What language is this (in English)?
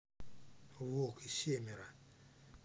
Russian